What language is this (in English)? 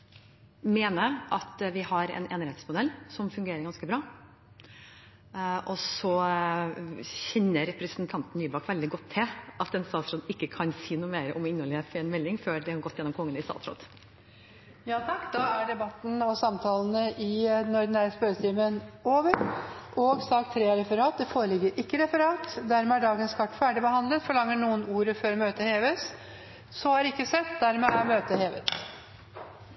Norwegian